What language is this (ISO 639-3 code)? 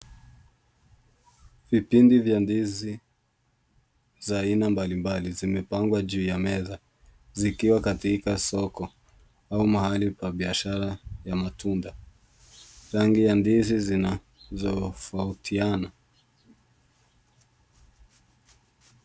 swa